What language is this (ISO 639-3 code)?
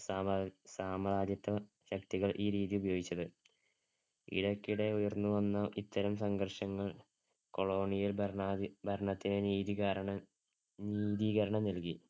mal